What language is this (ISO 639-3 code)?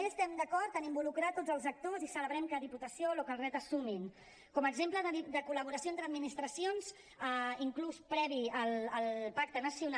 cat